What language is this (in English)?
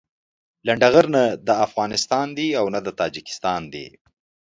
Pashto